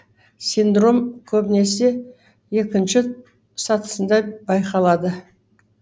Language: Kazakh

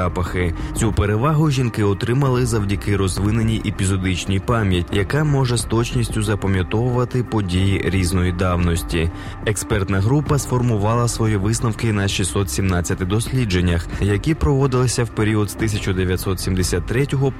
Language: Ukrainian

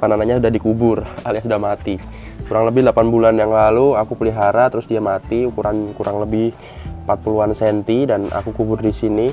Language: Indonesian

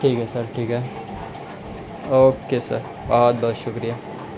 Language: Urdu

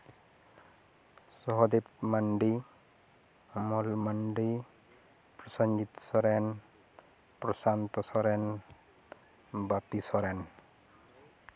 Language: Santali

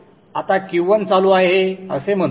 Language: Marathi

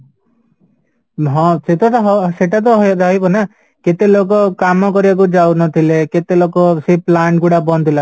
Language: Odia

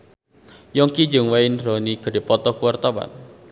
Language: Sundanese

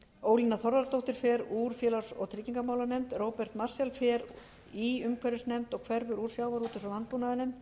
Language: Icelandic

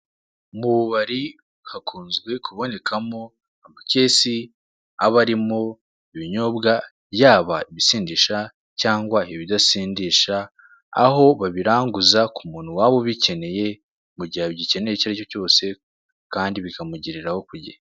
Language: Kinyarwanda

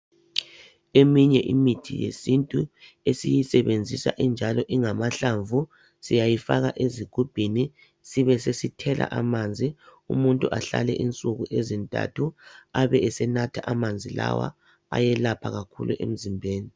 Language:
North Ndebele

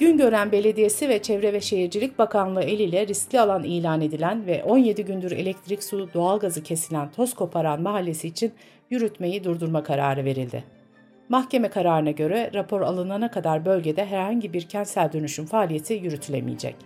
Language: Turkish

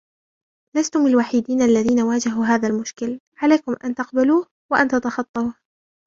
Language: Arabic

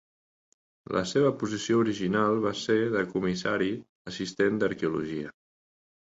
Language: Catalan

